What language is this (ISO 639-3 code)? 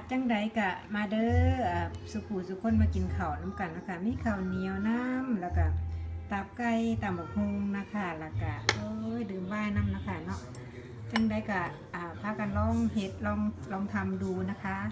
tha